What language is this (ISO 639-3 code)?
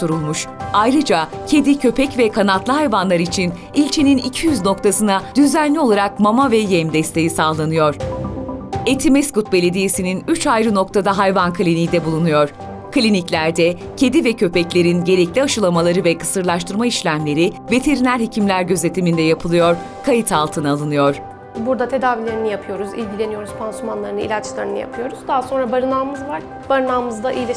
tur